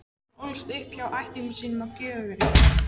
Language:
Icelandic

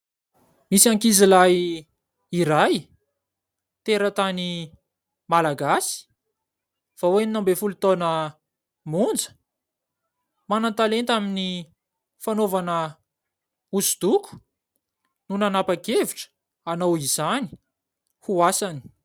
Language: Malagasy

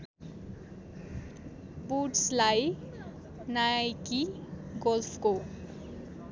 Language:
Nepali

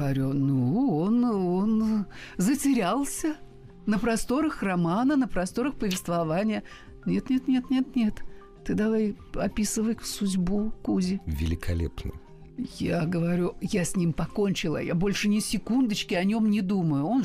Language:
Russian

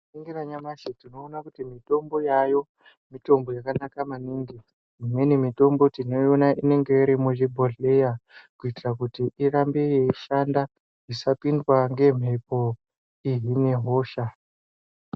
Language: Ndau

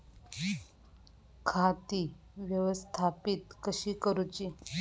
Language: Marathi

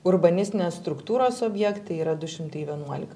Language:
Lithuanian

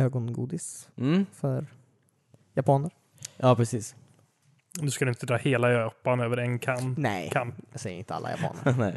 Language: Swedish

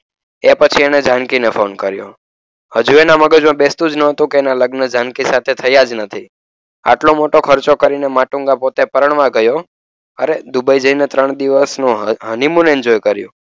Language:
Gujarati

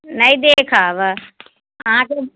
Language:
Maithili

